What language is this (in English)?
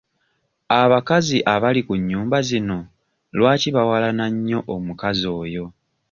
Ganda